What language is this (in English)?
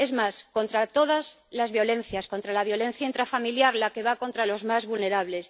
Spanish